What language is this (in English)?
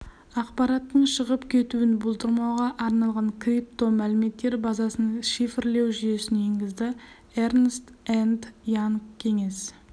Kazakh